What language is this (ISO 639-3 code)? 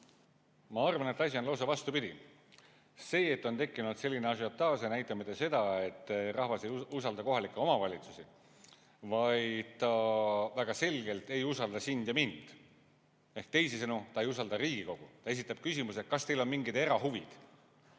est